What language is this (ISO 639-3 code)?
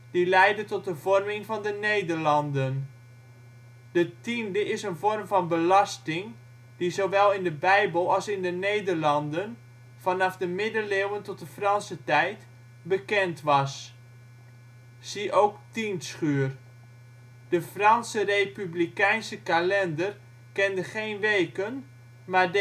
nld